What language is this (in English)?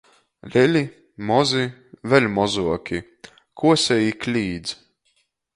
Latgalian